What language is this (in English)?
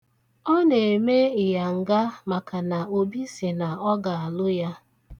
Igbo